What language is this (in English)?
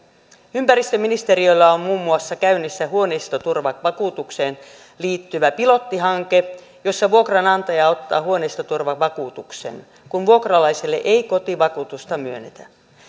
Finnish